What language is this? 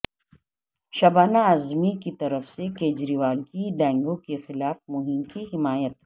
Urdu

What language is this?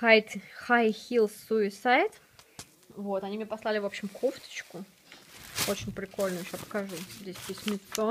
Russian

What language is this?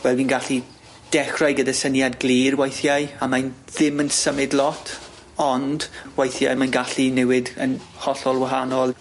Welsh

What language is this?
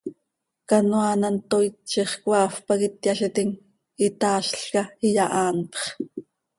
Seri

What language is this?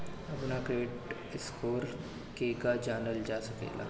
Bhojpuri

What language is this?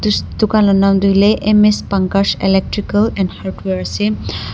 Naga Pidgin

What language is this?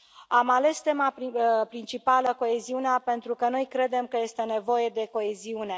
Romanian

